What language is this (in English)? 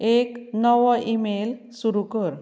Konkani